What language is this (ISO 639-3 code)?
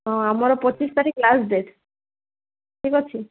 ori